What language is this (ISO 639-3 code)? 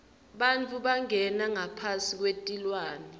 ssw